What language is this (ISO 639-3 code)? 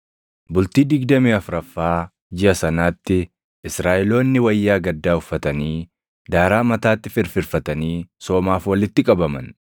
orm